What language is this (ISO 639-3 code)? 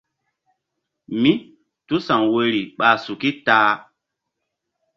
mdd